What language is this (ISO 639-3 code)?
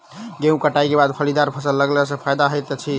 mai